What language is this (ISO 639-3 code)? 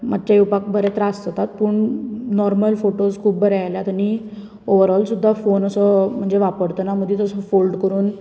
kok